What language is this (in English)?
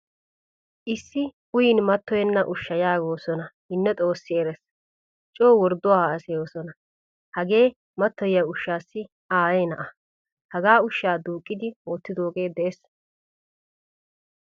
Wolaytta